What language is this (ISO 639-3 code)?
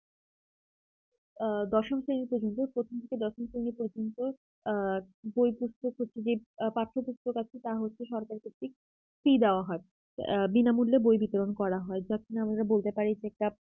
ben